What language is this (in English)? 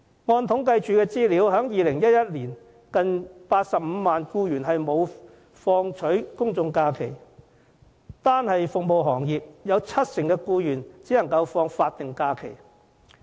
Cantonese